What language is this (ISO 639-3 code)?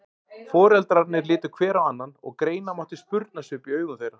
isl